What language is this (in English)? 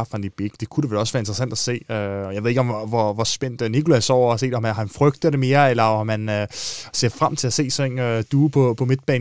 Danish